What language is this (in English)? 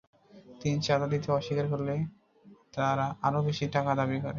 Bangla